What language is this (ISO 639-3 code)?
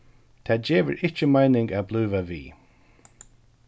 fao